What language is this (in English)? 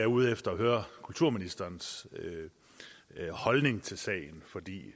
Danish